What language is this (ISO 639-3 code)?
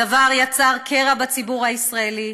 heb